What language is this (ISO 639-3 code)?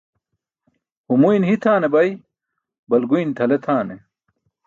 bsk